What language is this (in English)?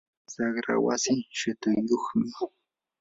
Yanahuanca Pasco Quechua